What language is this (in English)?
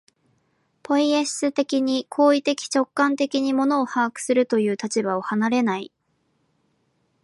Japanese